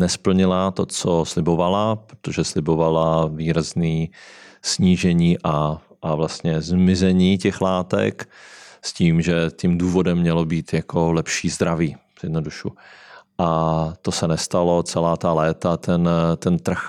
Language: Czech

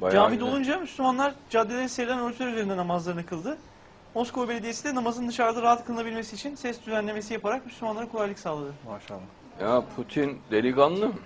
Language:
Turkish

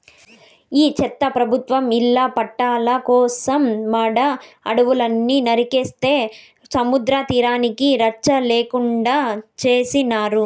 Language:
Telugu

